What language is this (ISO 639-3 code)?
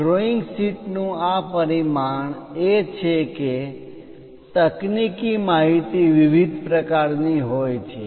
guj